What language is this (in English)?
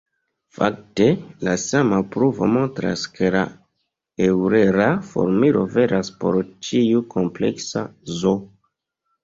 Esperanto